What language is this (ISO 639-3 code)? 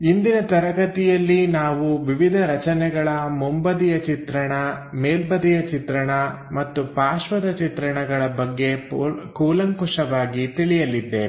kan